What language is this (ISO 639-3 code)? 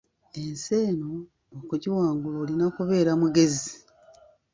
lug